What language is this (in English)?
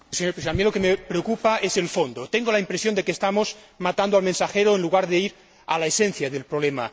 Spanish